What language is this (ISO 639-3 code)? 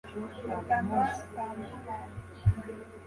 kin